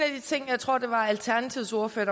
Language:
Danish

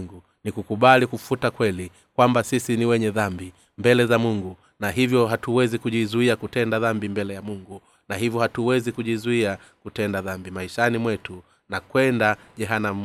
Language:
Swahili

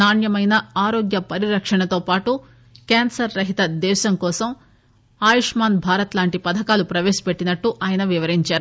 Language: Telugu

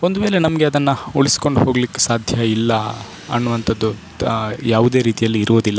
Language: Kannada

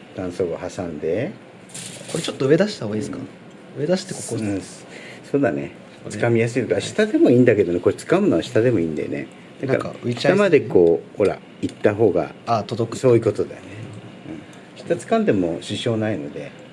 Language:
Japanese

